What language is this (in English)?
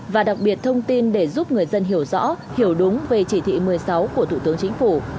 Vietnamese